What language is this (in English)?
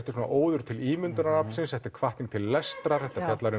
Icelandic